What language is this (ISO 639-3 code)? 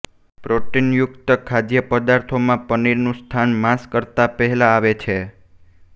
guj